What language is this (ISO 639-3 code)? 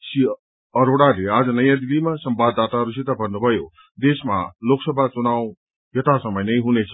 nep